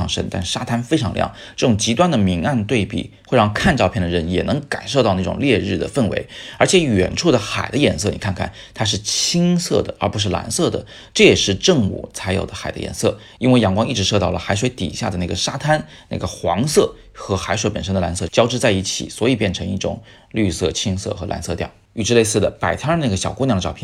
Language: Chinese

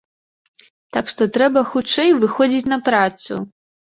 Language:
Belarusian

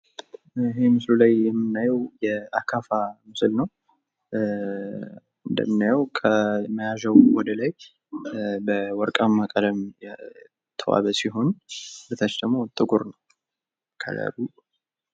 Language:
Amharic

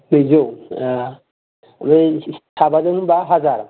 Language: Bodo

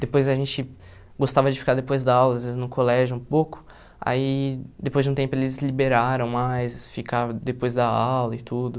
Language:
Portuguese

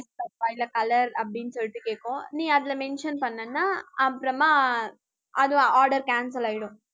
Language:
Tamil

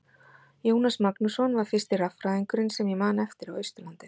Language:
Icelandic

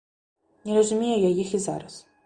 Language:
Belarusian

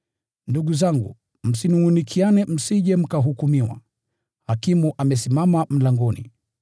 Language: Swahili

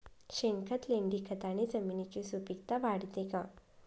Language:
Marathi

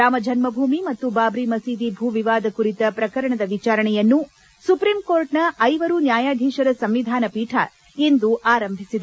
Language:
Kannada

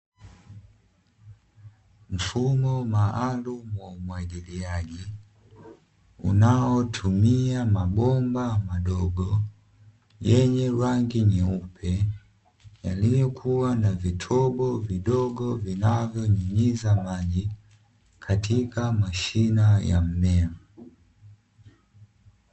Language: Swahili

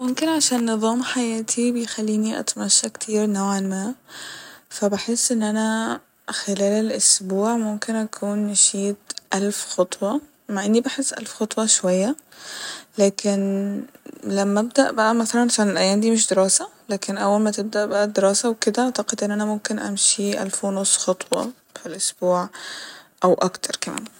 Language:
Egyptian Arabic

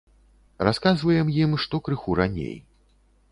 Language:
Belarusian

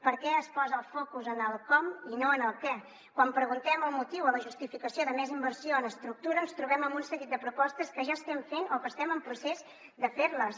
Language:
Catalan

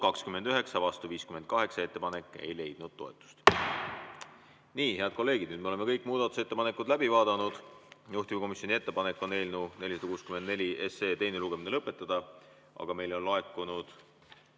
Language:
Estonian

